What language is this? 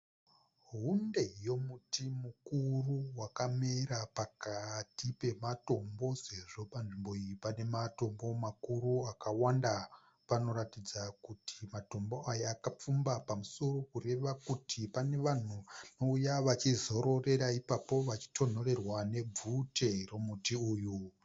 Shona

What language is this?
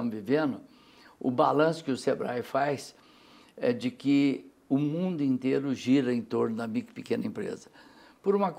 Portuguese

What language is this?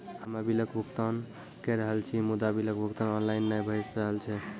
Maithili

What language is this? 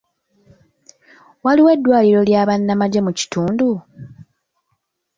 Ganda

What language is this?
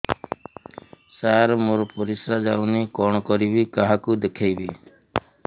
Odia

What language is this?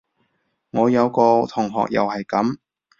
Cantonese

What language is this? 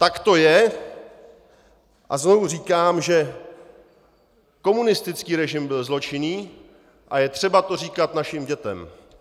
Czech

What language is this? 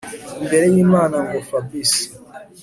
Kinyarwanda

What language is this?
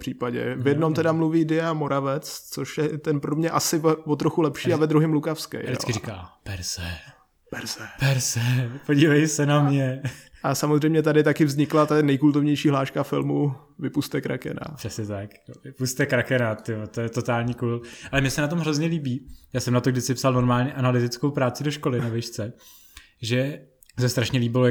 Czech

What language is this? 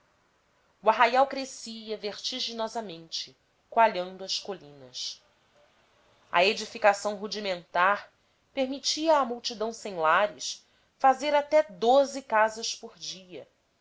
Portuguese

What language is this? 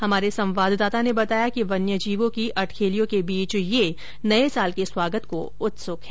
Hindi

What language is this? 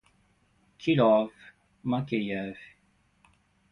Portuguese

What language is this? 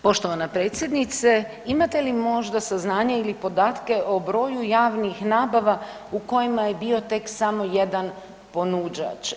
Croatian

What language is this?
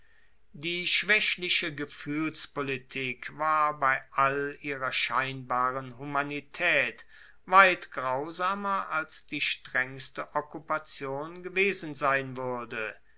German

